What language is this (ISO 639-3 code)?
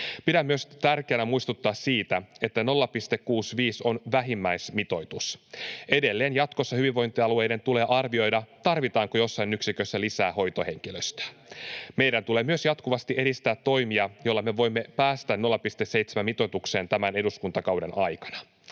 fin